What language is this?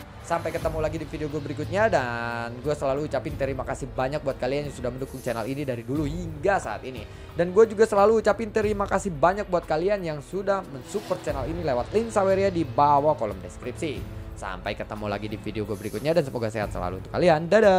Indonesian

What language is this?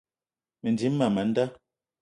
Eton (Cameroon)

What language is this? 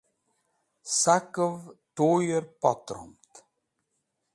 Wakhi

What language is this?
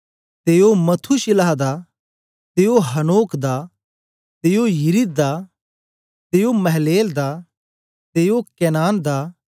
Dogri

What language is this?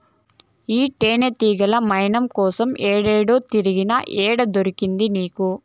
Telugu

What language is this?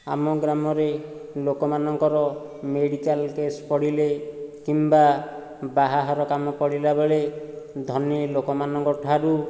Odia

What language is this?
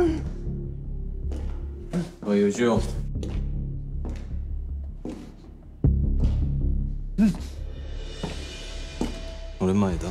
Korean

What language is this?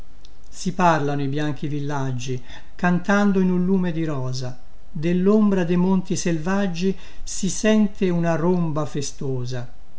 Italian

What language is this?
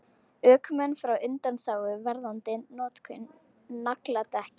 Icelandic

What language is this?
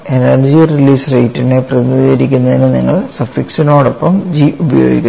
Malayalam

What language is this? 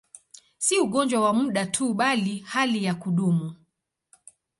Swahili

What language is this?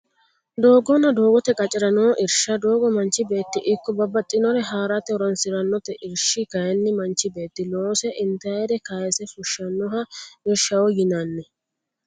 Sidamo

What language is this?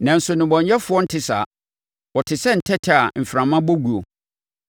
Akan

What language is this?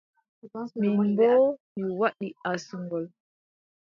Adamawa Fulfulde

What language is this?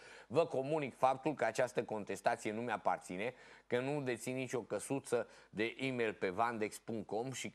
Romanian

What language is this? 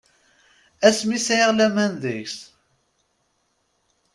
Kabyle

